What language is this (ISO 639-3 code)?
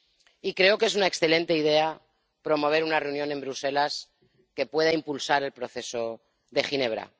spa